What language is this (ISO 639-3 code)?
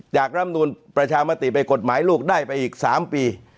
tha